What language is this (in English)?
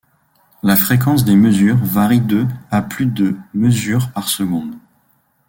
French